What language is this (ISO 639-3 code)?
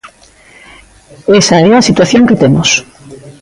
glg